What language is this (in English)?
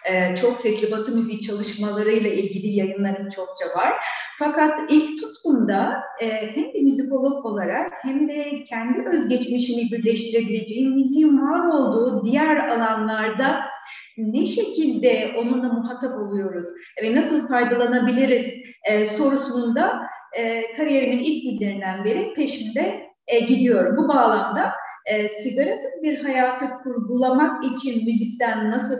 Turkish